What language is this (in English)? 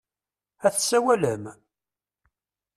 Kabyle